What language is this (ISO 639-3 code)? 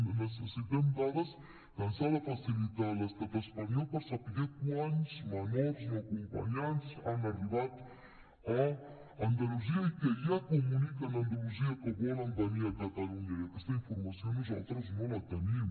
cat